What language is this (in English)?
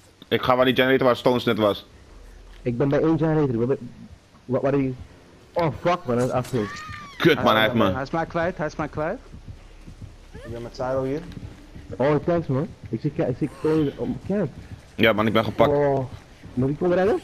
Dutch